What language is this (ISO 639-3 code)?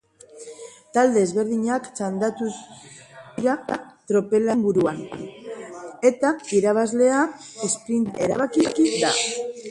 eus